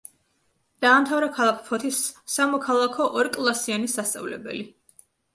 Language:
Georgian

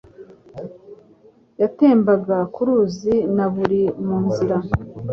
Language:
Kinyarwanda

